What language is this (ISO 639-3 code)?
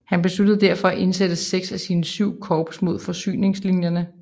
dan